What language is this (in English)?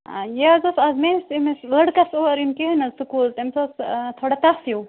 Kashmiri